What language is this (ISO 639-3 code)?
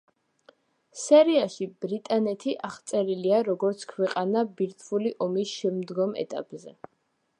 kat